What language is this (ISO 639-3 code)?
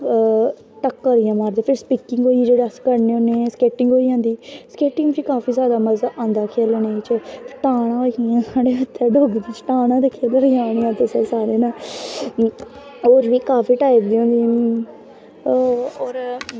doi